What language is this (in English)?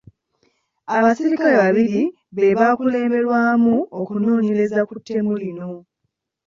Ganda